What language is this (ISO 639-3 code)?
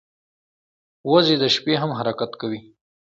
pus